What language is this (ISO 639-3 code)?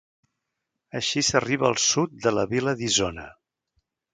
cat